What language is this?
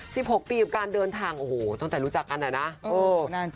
Thai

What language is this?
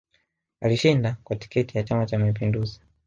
Swahili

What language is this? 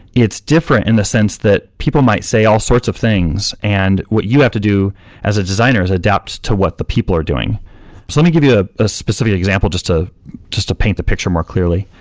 English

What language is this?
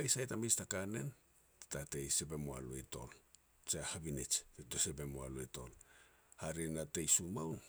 Petats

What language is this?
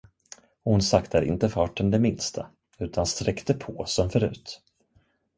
Swedish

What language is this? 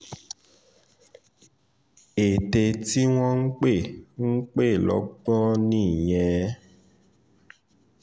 Yoruba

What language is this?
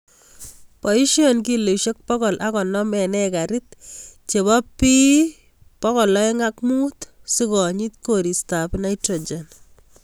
Kalenjin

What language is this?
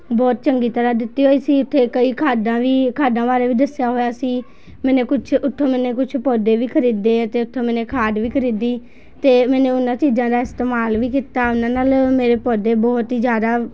Punjabi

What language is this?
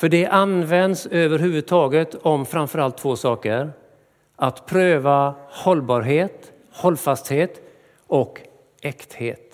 Swedish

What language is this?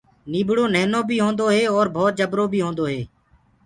Gurgula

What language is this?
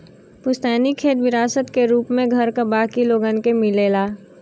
Bhojpuri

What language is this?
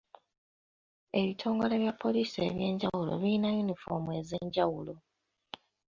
Ganda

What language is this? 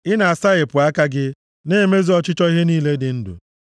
Igbo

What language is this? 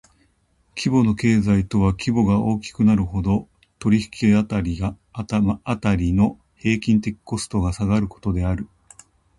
Japanese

